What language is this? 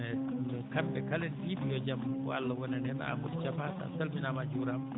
Fula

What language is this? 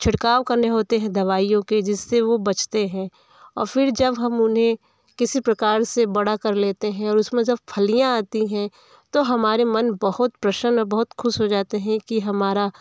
Hindi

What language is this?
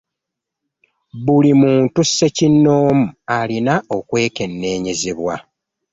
Ganda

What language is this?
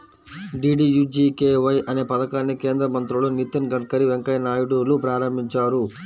Telugu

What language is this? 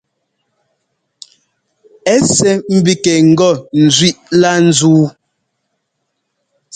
Ngomba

